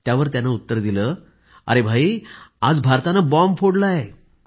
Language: Marathi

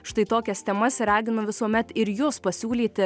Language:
Lithuanian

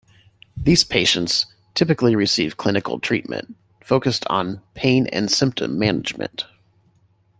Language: English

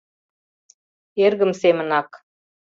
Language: Mari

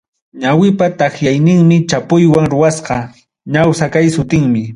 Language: Ayacucho Quechua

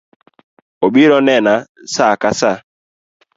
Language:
Luo (Kenya and Tanzania)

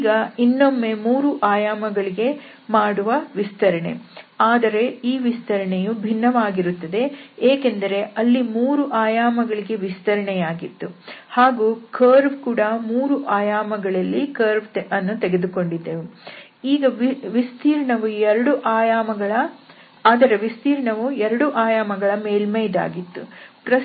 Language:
Kannada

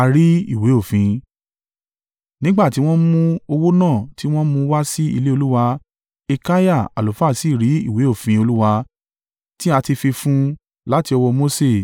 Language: Yoruba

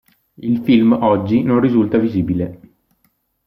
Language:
Italian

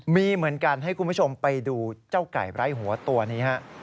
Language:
Thai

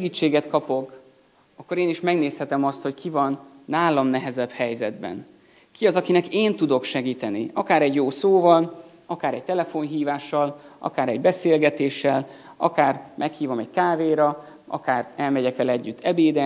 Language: Hungarian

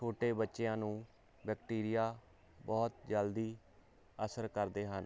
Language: Punjabi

